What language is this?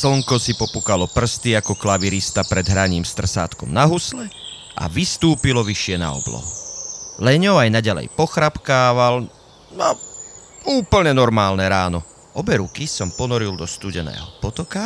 Slovak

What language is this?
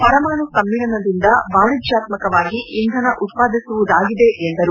Kannada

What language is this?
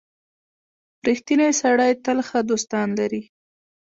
Pashto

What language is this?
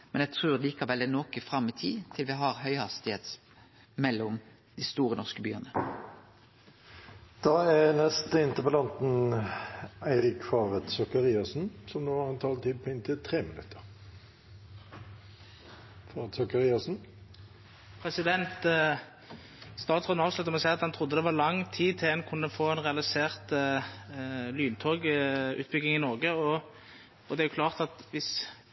Norwegian Nynorsk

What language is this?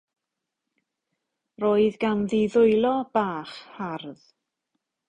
Welsh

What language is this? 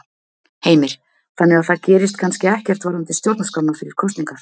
Icelandic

